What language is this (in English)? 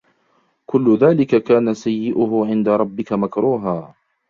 Arabic